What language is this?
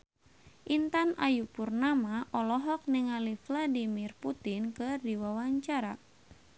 Sundanese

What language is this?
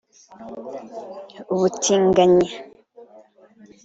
Kinyarwanda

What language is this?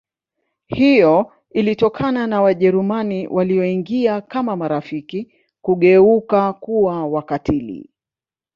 Swahili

